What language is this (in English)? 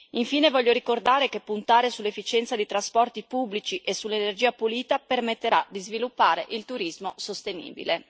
Italian